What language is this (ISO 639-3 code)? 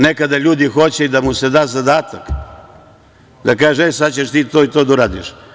srp